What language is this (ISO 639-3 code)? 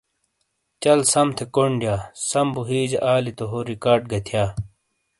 scl